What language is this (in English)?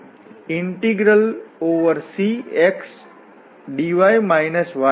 Gujarati